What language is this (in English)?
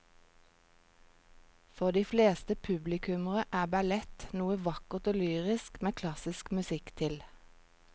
Norwegian